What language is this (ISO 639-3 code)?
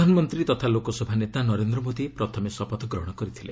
ori